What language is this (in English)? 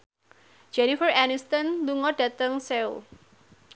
Javanese